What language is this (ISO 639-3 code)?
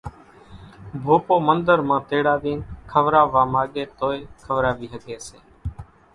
gjk